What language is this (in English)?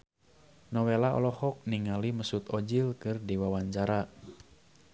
Sundanese